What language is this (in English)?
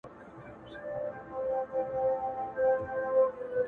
Pashto